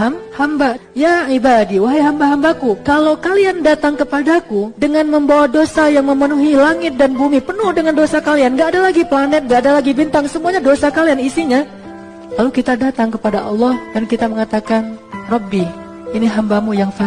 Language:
Indonesian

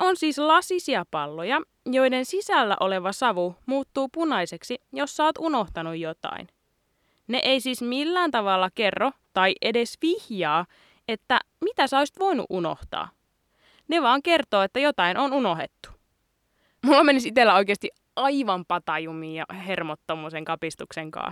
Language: Finnish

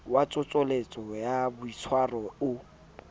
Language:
Southern Sotho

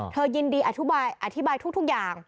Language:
Thai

